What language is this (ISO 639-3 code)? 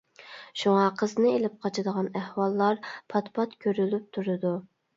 uig